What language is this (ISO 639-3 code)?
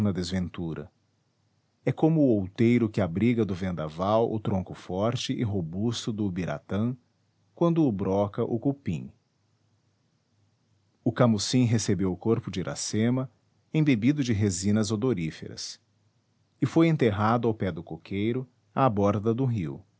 por